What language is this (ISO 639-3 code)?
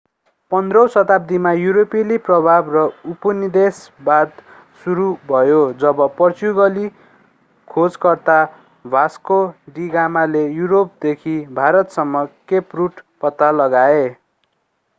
nep